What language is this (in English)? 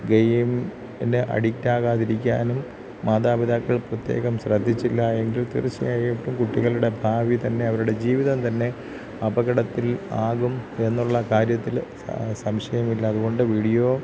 Malayalam